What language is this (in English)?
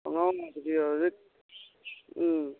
Manipuri